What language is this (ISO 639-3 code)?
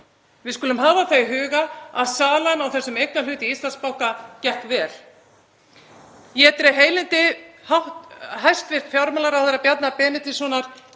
isl